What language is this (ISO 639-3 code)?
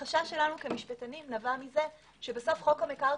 heb